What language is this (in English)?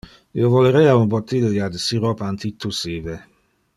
Interlingua